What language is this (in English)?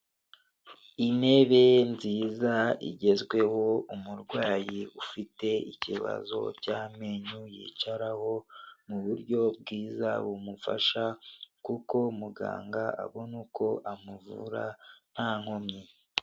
Kinyarwanda